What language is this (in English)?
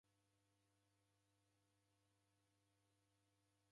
Taita